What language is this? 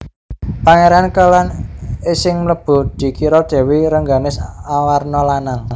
Javanese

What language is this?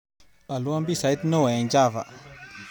Kalenjin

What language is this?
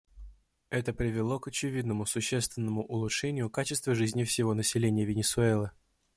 Russian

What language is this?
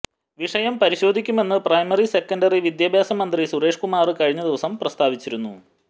Malayalam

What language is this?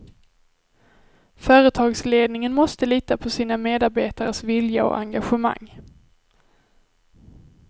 Swedish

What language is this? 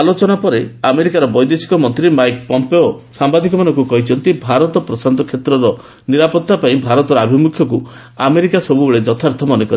Odia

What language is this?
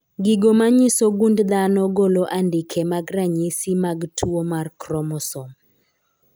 Luo (Kenya and Tanzania)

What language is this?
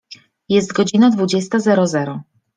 Polish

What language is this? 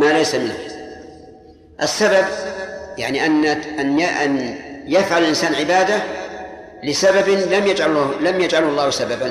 Arabic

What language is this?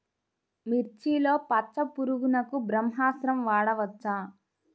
Telugu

